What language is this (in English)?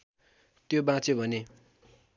Nepali